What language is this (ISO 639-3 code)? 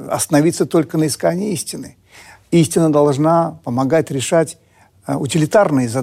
rus